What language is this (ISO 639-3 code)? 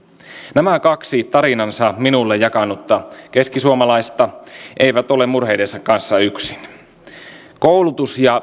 fin